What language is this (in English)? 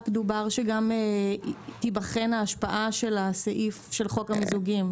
Hebrew